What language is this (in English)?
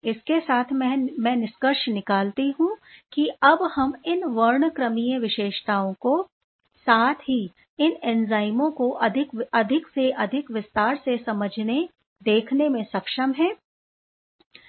Hindi